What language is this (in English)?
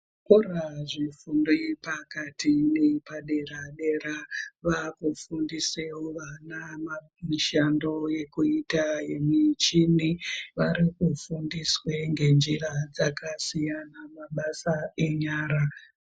Ndau